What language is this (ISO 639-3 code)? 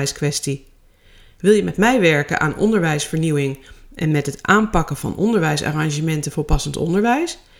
nld